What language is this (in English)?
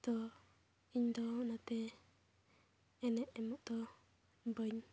Santali